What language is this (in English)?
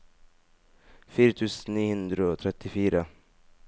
Norwegian